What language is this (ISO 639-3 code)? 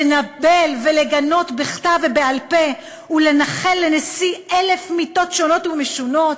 heb